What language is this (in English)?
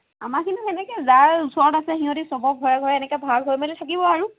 Assamese